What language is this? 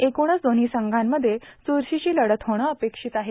Marathi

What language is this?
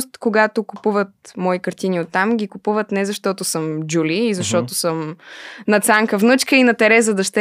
Bulgarian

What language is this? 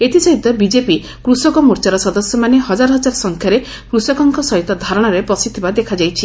Odia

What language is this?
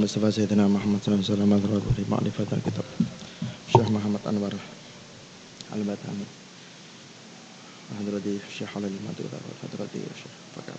Indonesian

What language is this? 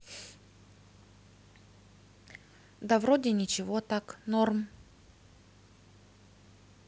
Russian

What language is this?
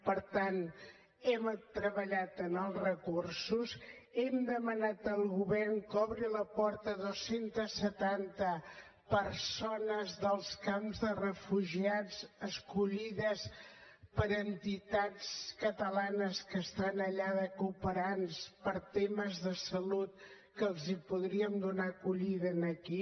Catalan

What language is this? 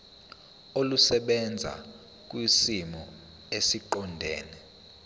Zulu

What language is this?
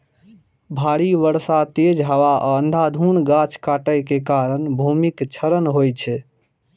Maithili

